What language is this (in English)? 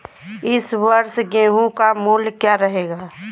Hindi